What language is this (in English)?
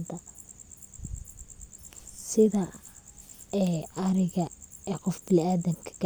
Somali